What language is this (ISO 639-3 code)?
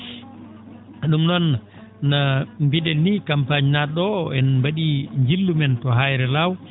ful